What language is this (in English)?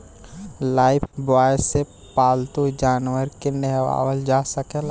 Bhojpuri